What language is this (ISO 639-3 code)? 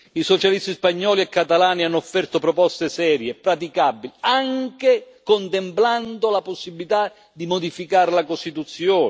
ita